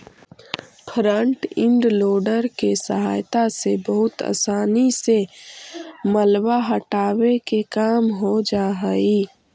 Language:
Magahi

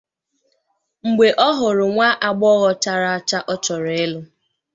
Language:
Igbo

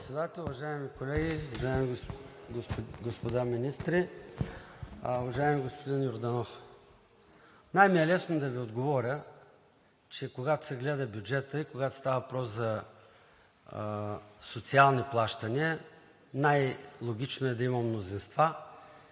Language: Bulgarian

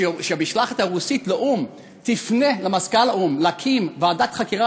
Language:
Hebrew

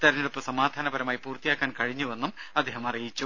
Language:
Malayalam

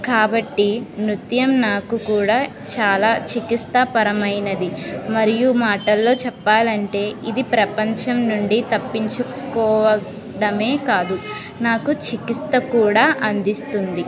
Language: Telugu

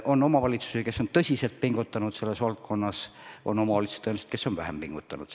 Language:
Estonian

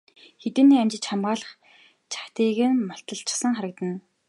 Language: Mongolian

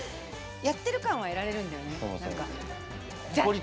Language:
Japanese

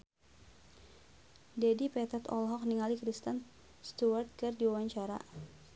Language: Sundanese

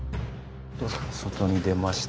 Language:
Japanese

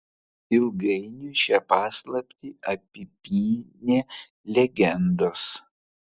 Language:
Lithuanian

